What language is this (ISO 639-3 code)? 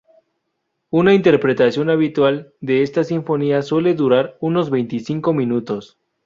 spa